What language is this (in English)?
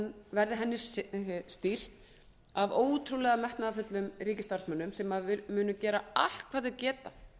Icelandic